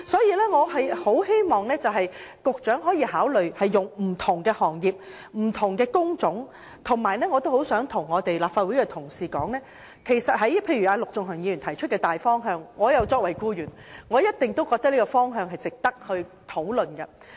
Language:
Cantonese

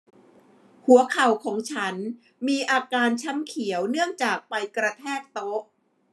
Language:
Thai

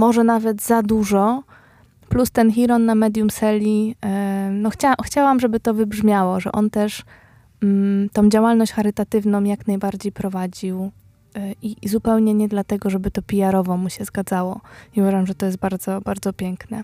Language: Polish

